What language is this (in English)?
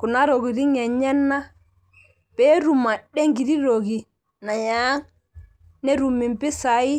Masai